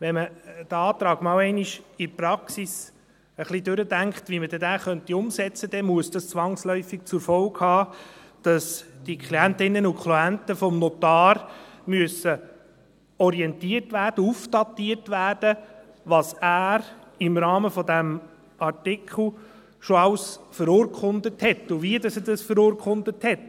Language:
Swiss German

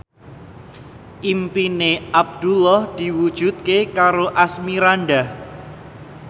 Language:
Javanese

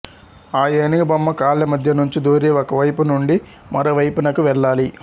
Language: Telugu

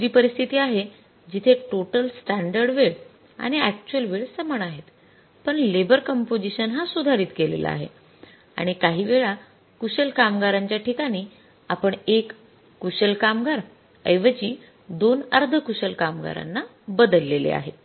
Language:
Marathi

